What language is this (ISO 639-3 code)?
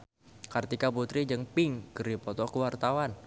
sun